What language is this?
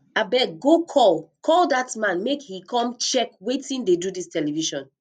Nigerian Pidgin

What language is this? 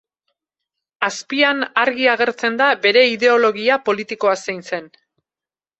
Basque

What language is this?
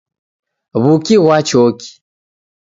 Taita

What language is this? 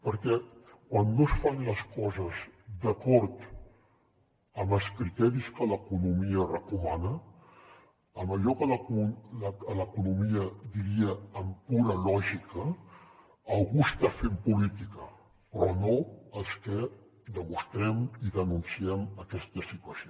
Catalan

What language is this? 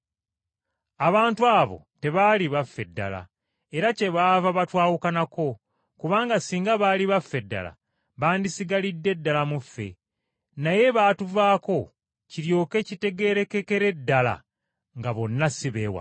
Ganda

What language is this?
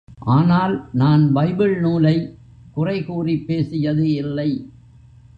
Tamil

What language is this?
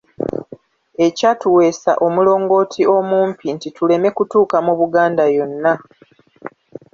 Ganda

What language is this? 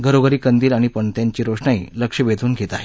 Marathi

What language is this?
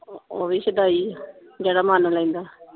Punjabi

